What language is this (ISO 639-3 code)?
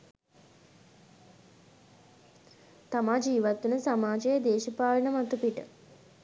sin